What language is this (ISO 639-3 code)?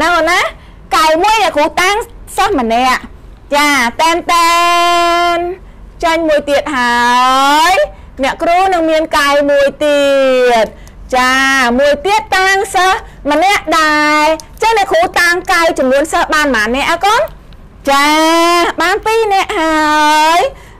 tha